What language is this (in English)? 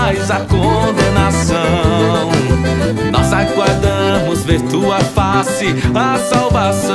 Portuguese